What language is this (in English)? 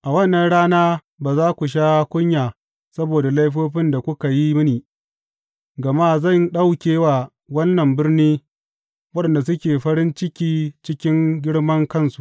Hausa